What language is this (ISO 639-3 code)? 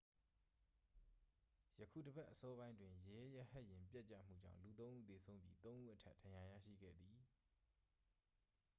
mya